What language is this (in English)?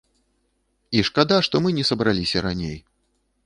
Belarusian